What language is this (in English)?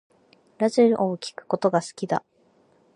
Japanese